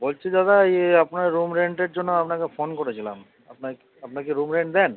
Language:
Bangla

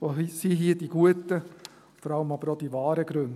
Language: Swiss German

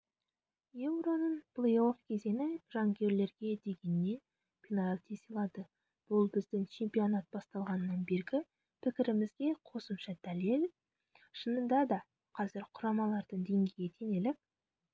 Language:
Kazakh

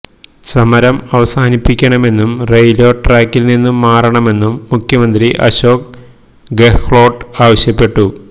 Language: Malayalam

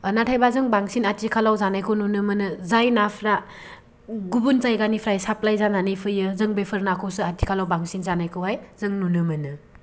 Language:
Bodo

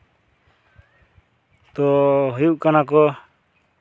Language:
Santali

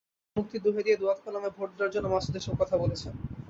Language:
Bangla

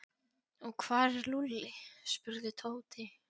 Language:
Icelandic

